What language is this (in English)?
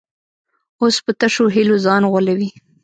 Pashto